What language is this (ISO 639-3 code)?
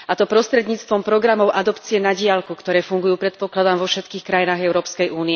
slk